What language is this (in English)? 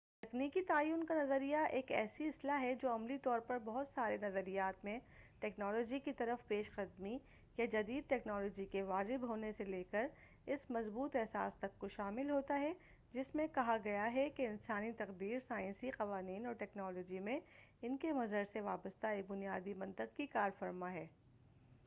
Urdu